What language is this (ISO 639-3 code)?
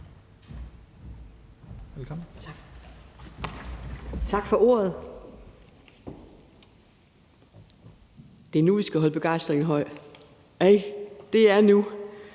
dan